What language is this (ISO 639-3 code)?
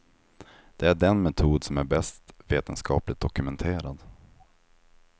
swe